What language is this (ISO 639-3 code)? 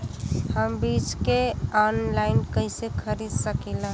bho